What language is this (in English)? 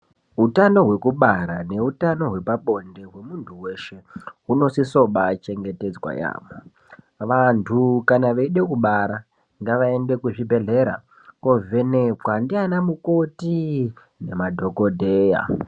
Ndau